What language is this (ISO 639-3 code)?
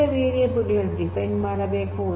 kan